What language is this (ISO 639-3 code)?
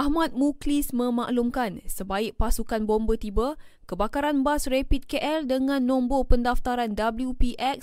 msa